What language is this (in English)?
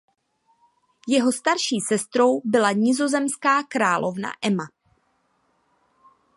Czech